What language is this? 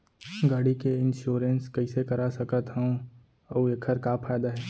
Chhattisgarhi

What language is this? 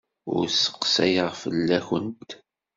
Kabyle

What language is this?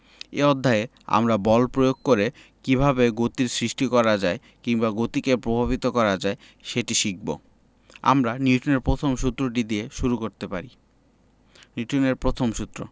Bangla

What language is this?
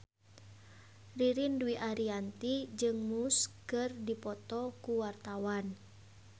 Sundanese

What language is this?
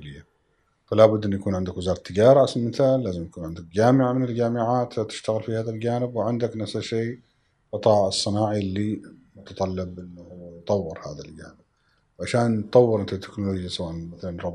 Arabic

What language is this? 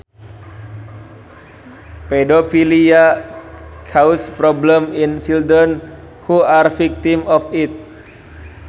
Sundanese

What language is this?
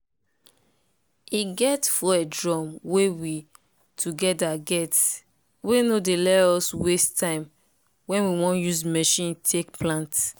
Nigerian Pidgin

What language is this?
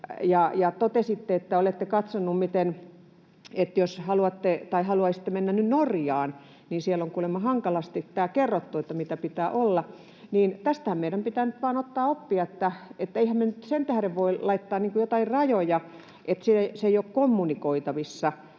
Finnish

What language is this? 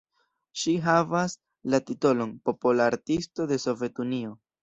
Esperanto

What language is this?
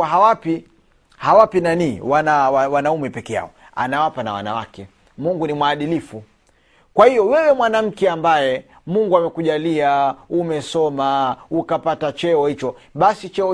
Swahili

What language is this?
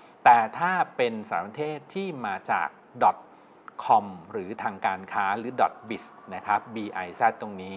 Thai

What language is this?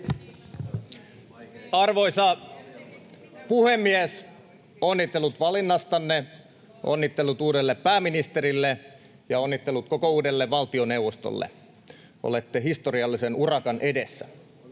Finnish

